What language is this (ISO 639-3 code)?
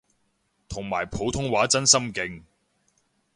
yue